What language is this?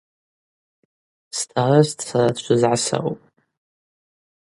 Abaza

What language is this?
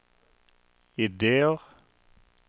Norwegian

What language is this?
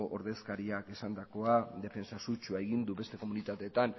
Basque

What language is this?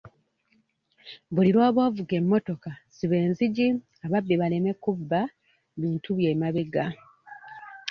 Ganda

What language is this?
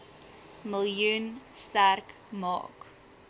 Afrikaans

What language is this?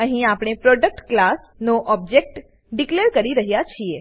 Gujarati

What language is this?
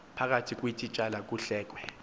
Xhosa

